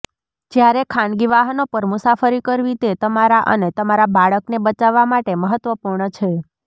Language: Gujarati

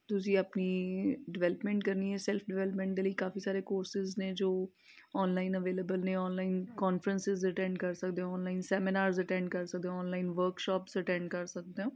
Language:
Punjabi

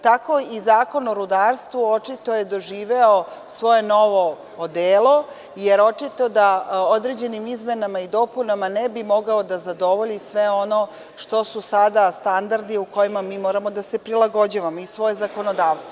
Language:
Serbian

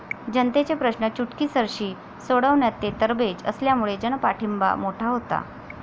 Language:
Marathi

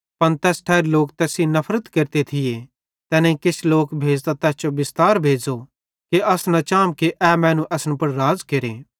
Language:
Bhadrawahi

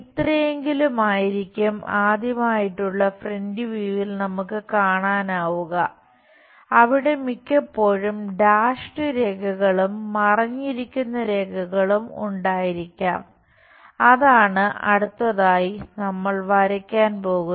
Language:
Malayalam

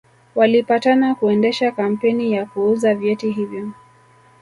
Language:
Swahili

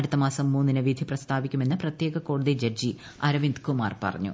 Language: Malayalam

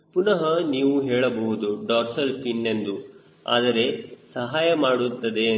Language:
Kannada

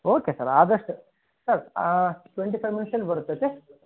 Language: Kannada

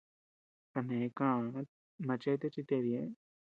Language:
Tepeuxila Cuicatec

